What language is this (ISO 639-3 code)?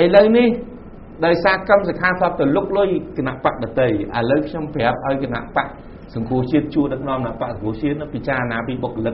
tha